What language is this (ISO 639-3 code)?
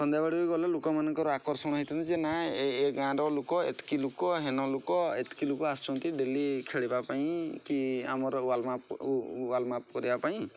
ori